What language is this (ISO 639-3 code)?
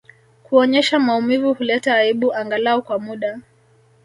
swa